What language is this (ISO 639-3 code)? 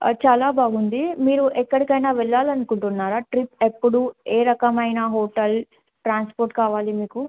tel